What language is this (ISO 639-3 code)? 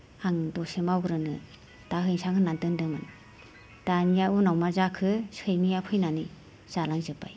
brx